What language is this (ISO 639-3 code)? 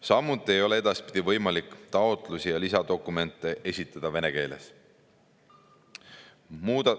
est